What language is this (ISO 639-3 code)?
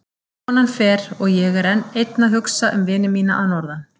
isl